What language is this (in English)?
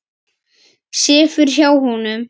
Icelandic